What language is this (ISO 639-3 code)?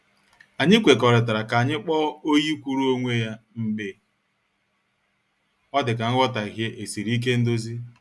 ibo